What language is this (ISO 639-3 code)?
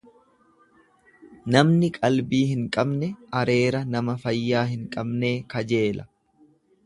orm